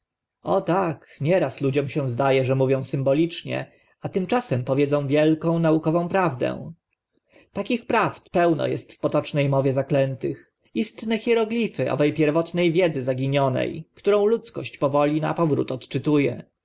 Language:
Polish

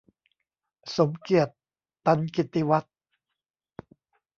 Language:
Thai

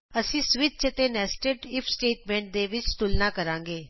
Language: Punjabi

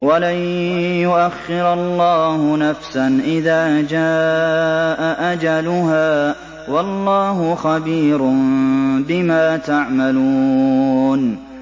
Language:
Arabic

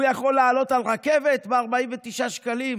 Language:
Hebrew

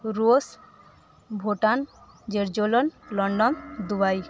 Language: Odia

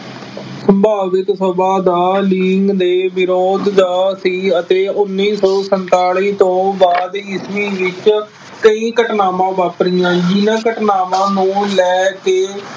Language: Punjabi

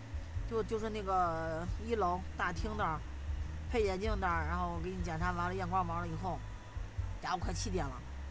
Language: Chinese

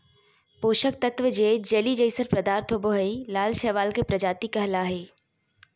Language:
Magahi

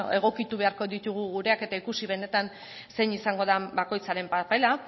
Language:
Basque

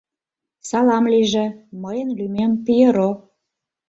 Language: Mari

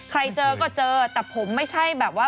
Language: Thai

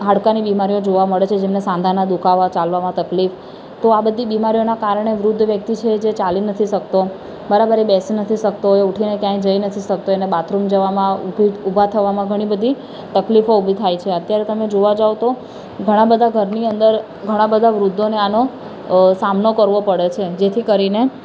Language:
Gujarati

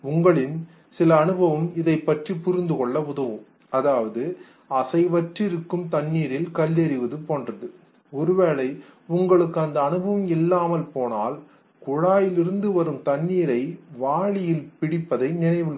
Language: Tamil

